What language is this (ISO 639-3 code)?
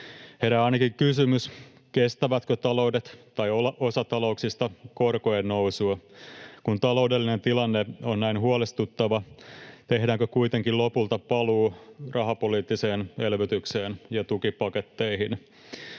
fin